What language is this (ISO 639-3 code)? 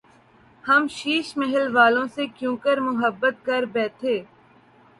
urd